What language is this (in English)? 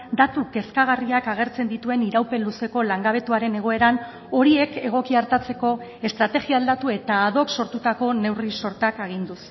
Basque